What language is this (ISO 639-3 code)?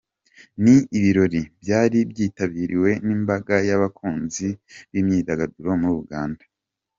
kin